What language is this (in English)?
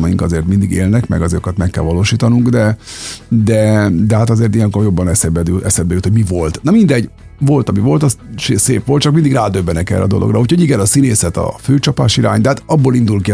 Hungarian